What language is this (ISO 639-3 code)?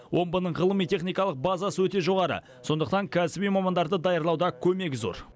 kaz